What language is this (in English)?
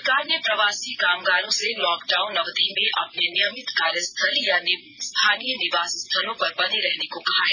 Hindi